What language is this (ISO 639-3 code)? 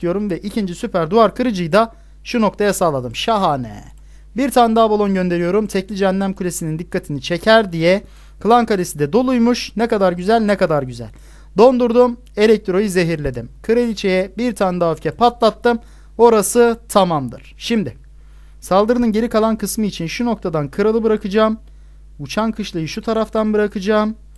tur